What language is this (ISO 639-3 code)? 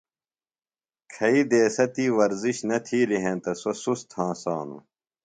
phl